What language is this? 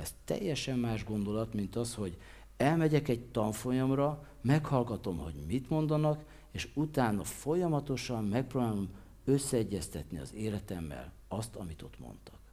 Hungarian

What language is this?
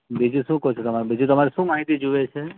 Gujarati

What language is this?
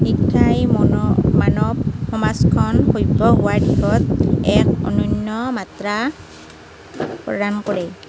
Assamese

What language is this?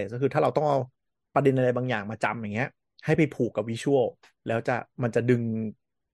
Thai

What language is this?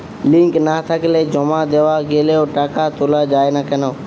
Bangla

